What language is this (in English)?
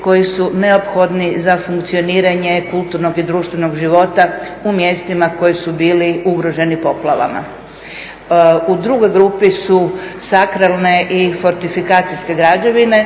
Croatian